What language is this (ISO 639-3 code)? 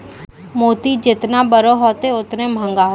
mai